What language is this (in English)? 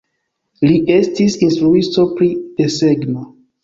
Esperanto